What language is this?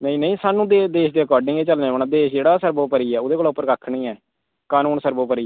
Dogri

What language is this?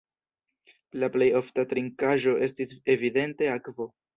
Esperanto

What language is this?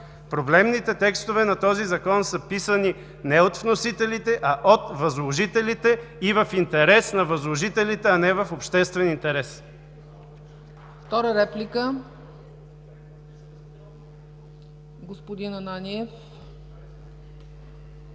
Bulgarian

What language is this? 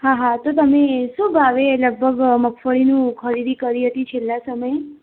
Gujarati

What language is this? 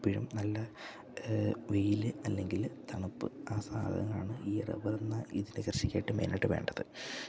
Malayalam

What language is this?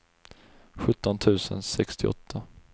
Swedish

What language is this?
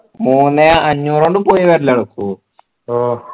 Malayalam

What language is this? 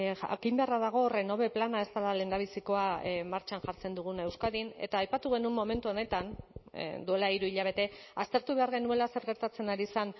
Basque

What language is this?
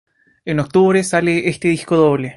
Spanish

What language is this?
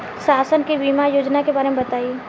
Bhojpuri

